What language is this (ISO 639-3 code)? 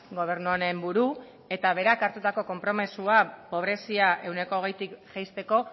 eus